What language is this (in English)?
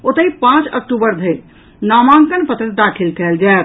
Maithili